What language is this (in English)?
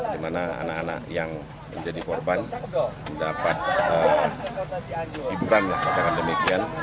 Indonesian